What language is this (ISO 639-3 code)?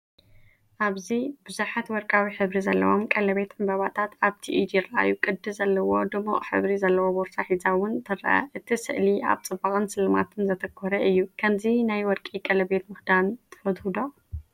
tir